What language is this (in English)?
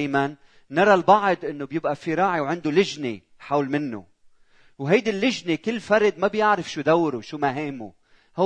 Arabic